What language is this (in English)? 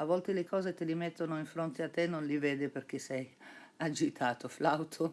Italian